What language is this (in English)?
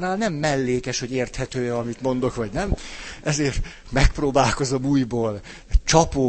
Hungarian